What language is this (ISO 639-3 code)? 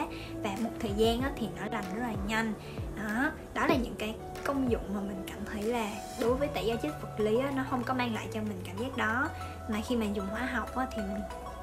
vie